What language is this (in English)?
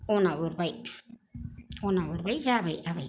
Bodo